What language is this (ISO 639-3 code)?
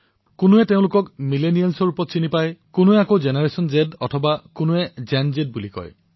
asm